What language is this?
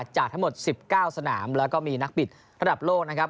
Thai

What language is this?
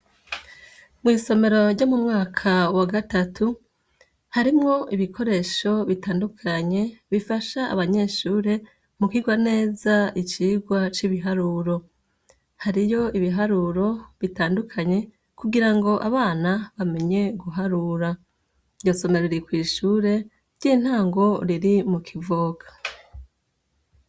Rundi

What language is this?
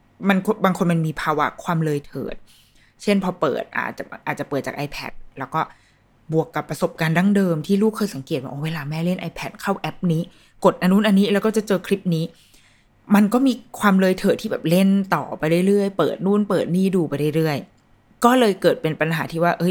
Thai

